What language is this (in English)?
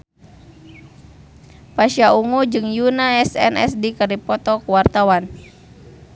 Sundanese